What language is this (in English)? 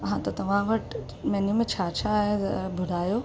Sindhi